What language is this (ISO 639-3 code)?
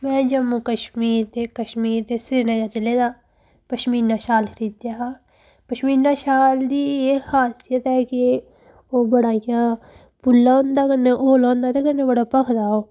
doi